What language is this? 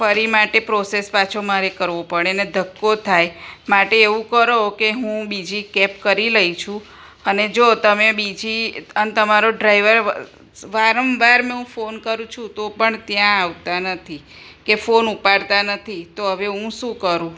Gujarati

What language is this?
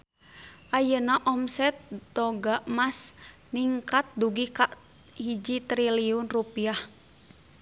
Sundanese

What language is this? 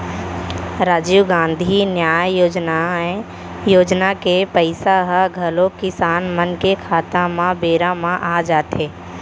Chhattisgarhi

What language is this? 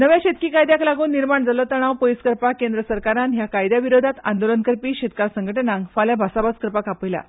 Konkani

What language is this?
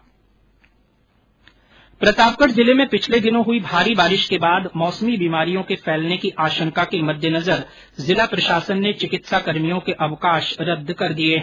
Hindi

